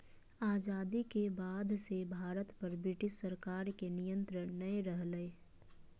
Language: Magahi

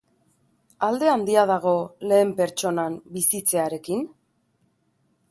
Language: Basque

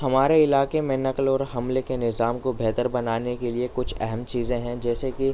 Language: Urdu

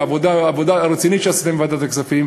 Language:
Hebrew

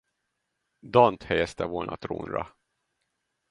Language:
Hungarian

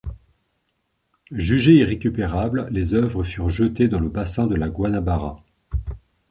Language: French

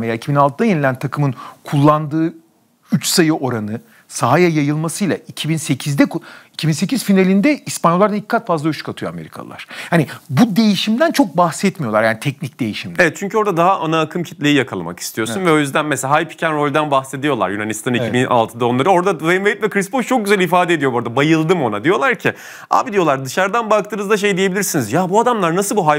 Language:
Turkish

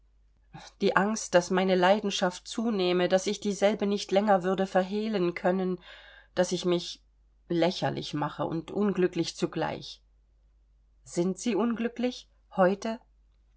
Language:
German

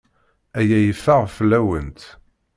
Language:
Kabyle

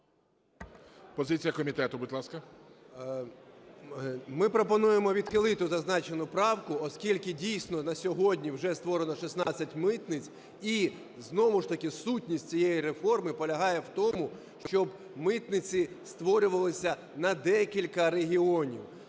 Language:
Ukrainian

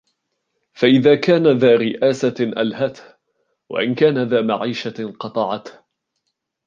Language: Arabic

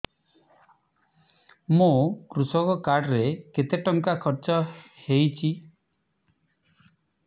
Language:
Odia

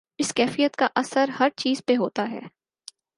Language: Urdu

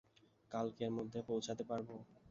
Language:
Bangla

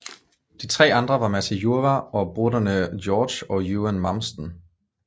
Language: Danish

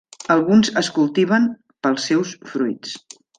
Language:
Catalan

